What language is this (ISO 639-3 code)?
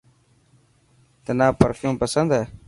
mki